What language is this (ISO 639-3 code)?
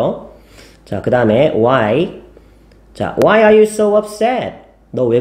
kor